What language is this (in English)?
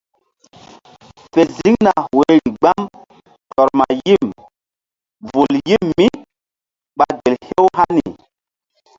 Mbum